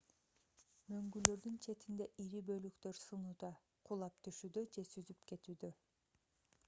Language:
Kyrgyz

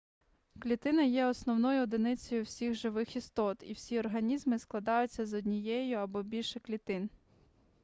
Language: Ukrainian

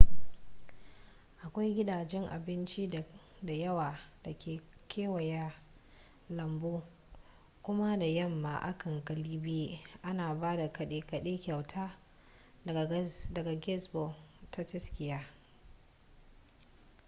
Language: Hausa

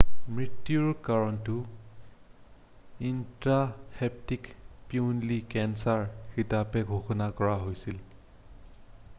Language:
Assamese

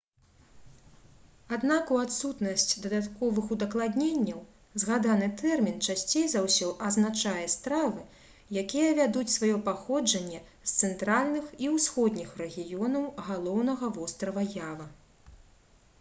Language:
Belarusian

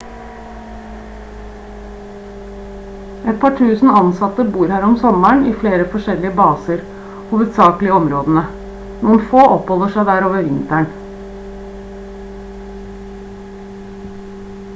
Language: Norwegian Bokmål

